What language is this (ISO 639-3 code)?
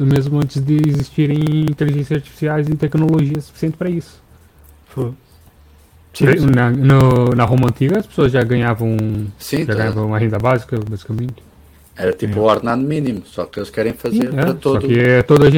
por